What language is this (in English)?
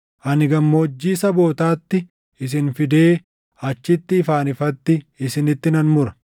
Oromo